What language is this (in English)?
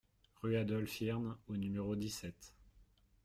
French